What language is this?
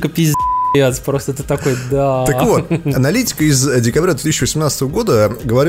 Russian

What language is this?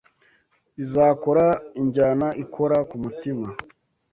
Kinyarwanda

